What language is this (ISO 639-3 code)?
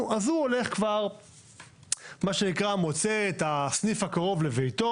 heb